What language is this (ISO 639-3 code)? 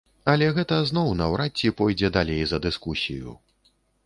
bel